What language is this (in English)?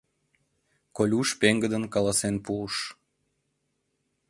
Mari